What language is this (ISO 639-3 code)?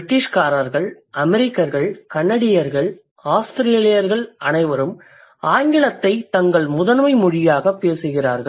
tam